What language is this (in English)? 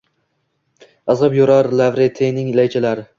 Uzbek